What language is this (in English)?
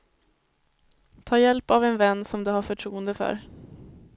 Swedish